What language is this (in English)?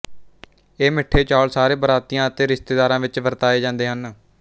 Punjabi